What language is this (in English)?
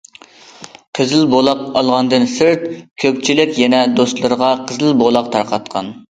Uyghur